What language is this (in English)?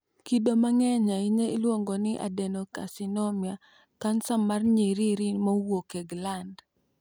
Luo (Kenya and Tanzania)